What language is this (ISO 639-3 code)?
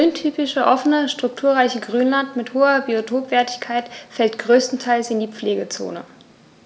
deu